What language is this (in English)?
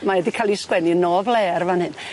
Welsh